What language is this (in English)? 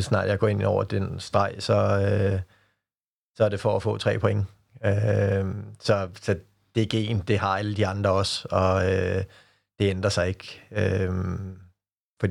Danish